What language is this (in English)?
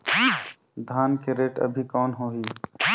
Chhattisgarhi